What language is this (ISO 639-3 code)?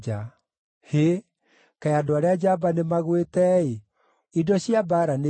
kik